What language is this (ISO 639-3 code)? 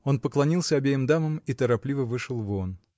rus